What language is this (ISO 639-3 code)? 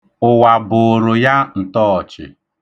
ibo